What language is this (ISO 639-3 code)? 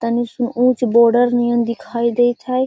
mag